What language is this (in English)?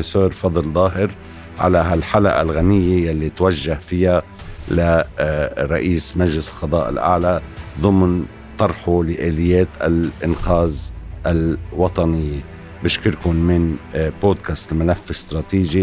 Arabic